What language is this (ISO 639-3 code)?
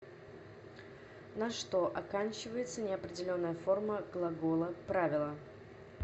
rus